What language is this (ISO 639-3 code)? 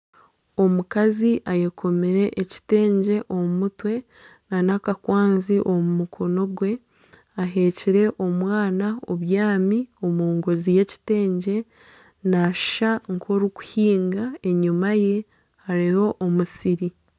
nyn